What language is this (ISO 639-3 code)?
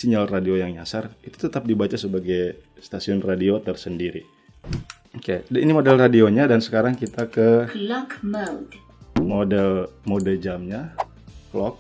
ind